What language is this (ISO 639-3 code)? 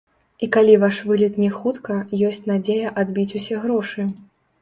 bel